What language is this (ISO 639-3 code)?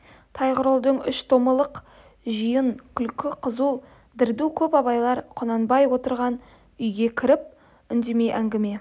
kaz